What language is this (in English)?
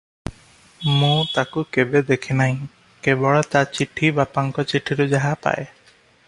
Odia